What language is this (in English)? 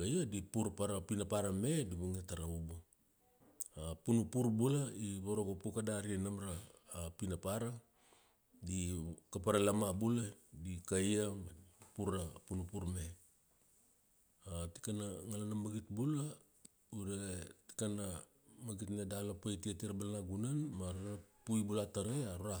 Kuanua